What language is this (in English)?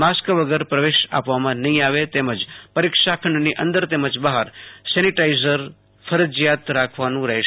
Gujarati